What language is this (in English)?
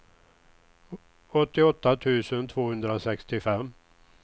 Swedish